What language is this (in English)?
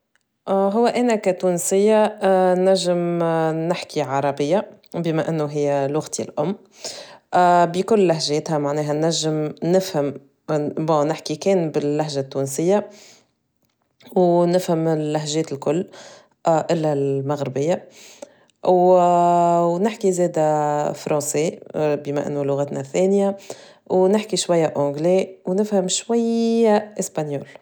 Tunisian Arabic